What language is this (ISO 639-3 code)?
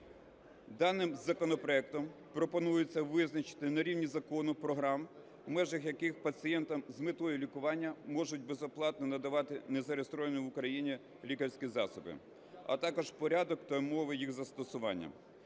ukr